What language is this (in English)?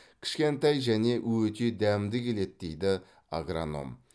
Kazakh